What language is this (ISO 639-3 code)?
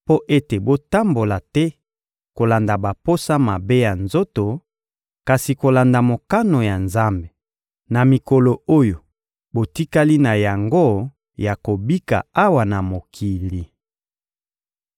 lin